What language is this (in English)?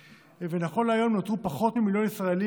Hebrew